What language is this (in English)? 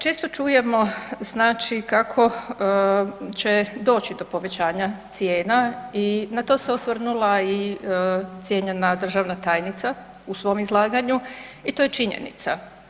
Croatian